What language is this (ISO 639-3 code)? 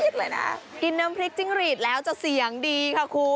tha